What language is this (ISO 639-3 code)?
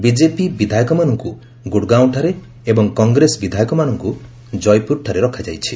ori